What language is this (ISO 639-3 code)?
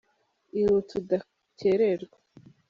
kin